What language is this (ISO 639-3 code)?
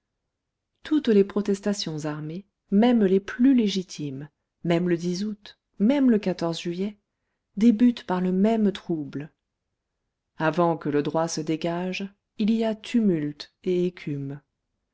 fra